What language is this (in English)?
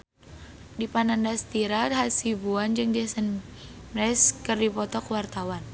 Sundanese